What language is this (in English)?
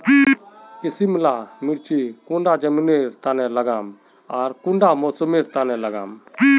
Magahi